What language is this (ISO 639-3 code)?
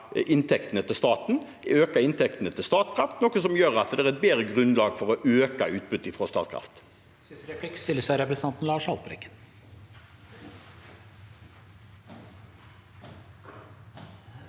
nor